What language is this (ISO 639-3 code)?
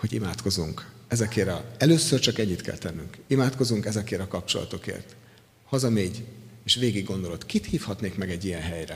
hun